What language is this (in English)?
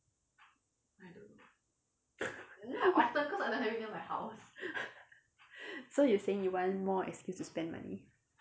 English